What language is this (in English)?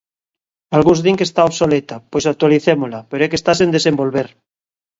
Galician